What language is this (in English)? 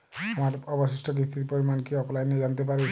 Bangla